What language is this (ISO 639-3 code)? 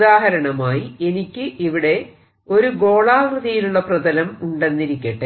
mal